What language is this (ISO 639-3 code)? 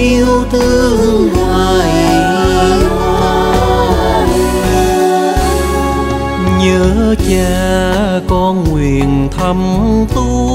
vie